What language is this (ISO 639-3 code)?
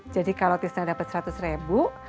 ind